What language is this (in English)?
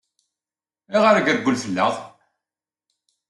Kabyle